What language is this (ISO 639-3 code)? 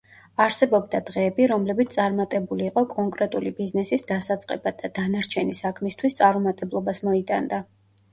kat